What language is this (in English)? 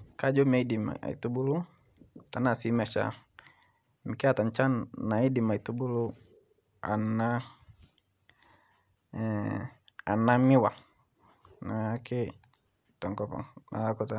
Masai